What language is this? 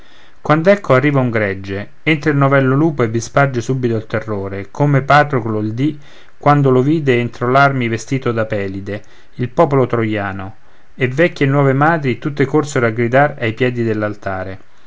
Italian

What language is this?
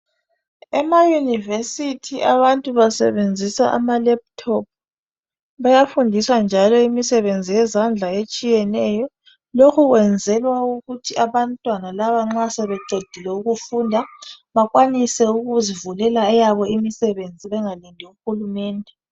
North Ndebele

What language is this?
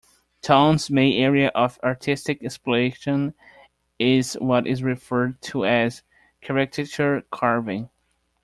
English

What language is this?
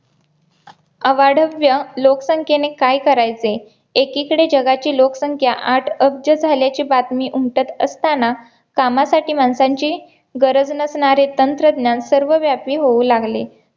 Marathi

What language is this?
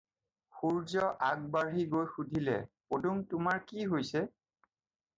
Assamese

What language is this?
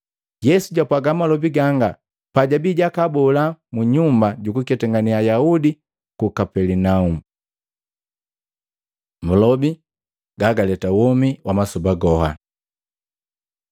Matengo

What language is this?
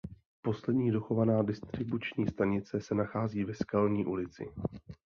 Czech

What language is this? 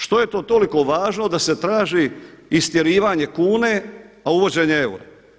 Croatian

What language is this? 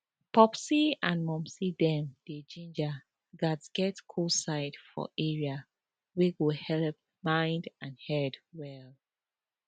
Nigerian Pidgin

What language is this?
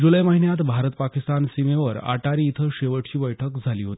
Marathi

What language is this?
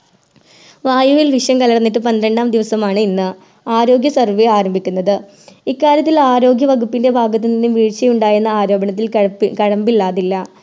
Malayalam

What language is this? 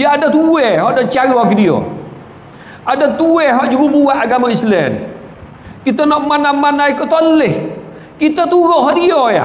Malay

